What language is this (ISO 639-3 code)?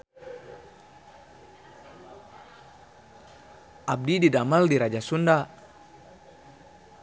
sun